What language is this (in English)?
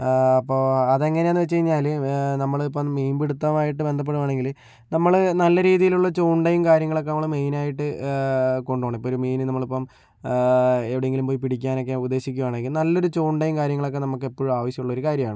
Malayalam